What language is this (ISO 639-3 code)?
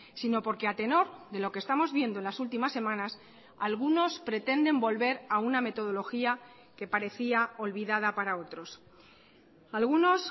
spa